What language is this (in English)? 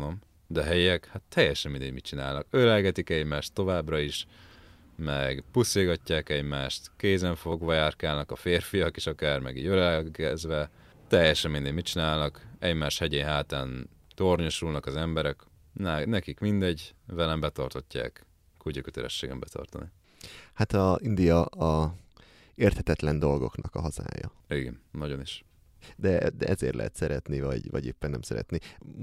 Hungarian